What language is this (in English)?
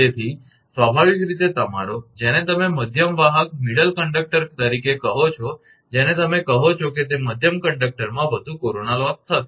Gujarati